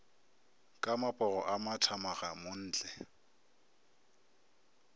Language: Northern Sotho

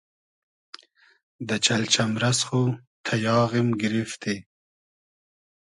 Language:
Hazaragi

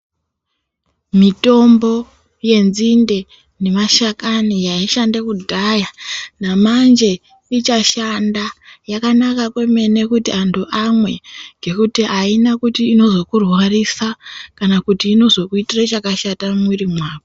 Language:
Ndau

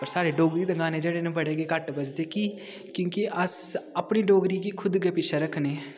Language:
Dogri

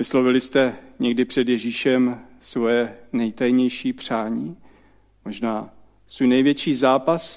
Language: Czech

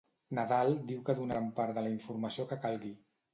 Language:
Catalan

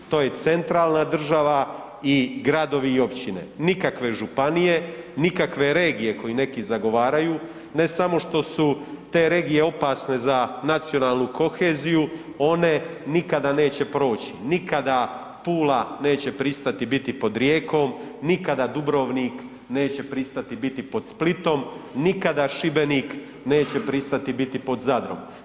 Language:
Croatian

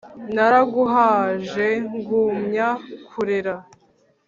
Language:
Kinyarwanda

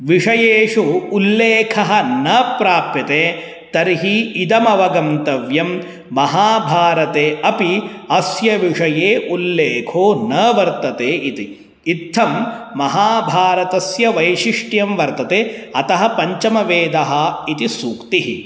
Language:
Sanskrit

